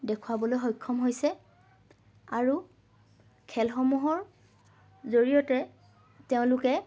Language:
Assamese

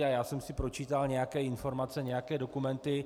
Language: Czech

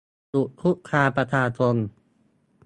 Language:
Thai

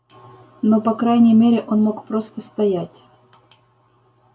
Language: Russian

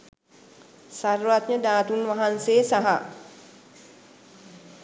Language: Sinhala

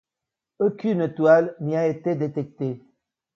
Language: French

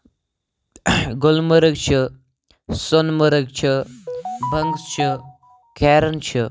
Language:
Kashmiri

